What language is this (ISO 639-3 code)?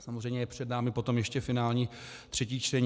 ces